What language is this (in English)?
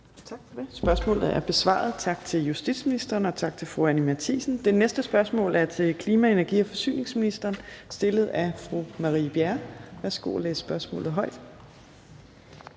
Danish